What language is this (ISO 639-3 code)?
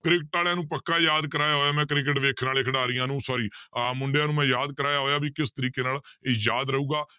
pan